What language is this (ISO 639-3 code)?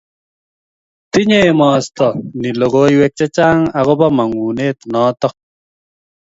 kln